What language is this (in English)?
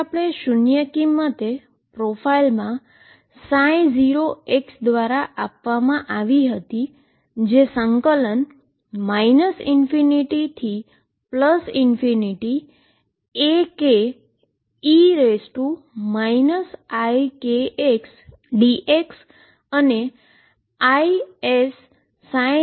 Gujarati